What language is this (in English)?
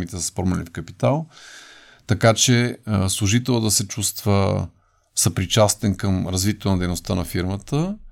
Bulgarian